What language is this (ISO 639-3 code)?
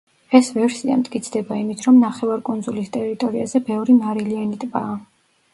kat